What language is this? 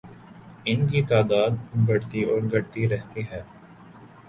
Urdu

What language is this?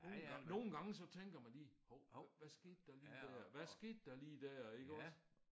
Danish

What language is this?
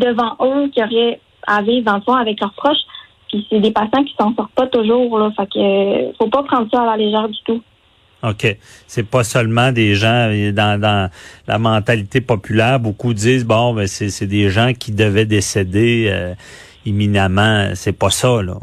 French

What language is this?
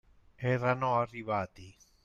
Italian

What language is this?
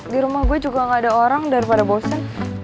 Indonesian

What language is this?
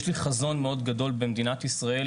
Hebrew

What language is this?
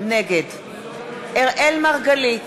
Hebrew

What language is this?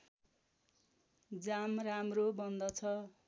Nepali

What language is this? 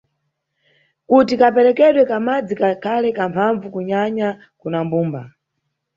Nyungwe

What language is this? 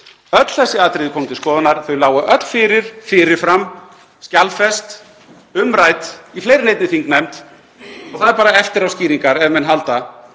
Icelandic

